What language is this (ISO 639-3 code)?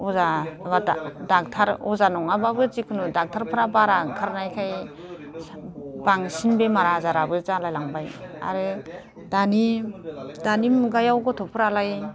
brx